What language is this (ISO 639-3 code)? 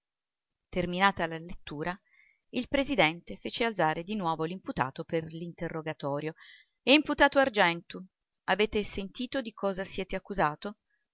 ita